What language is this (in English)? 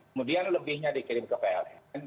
Indonesian